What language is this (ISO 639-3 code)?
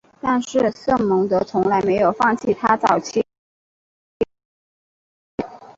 zho